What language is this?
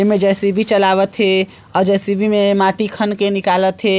Chhattisgarhi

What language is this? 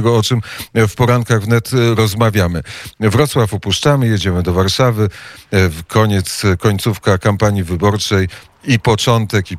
Polish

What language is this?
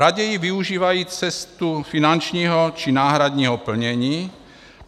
Czech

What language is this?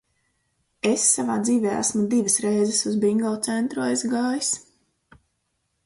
Latvian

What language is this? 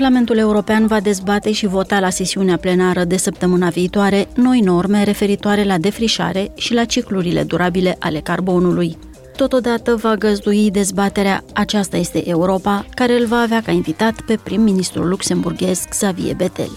Romanian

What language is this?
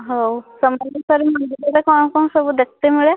Odia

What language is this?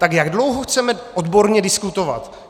Czech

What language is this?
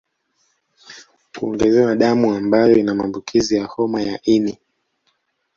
Swahili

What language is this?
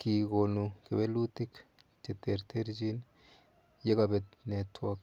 Kalenjin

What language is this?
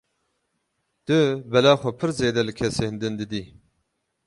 Kurdish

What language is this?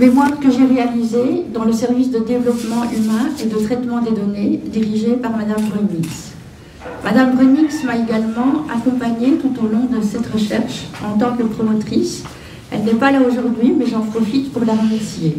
French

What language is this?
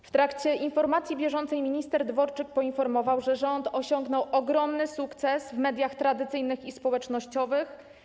Polish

